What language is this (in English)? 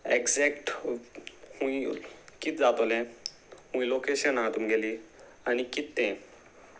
Konkani